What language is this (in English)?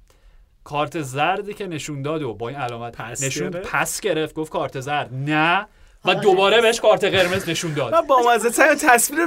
Persian